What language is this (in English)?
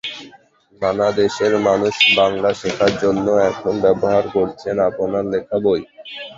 Bangla